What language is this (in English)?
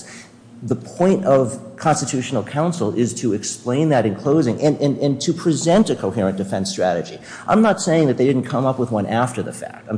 English